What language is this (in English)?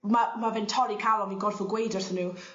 Welsh